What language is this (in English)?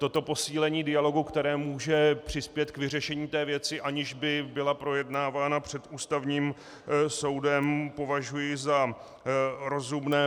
Czech